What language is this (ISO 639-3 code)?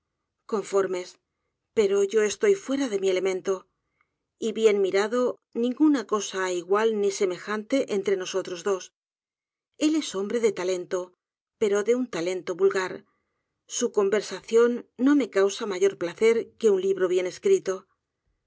spa